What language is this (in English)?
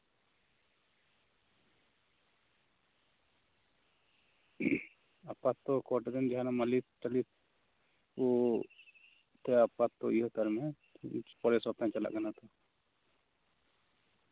Santali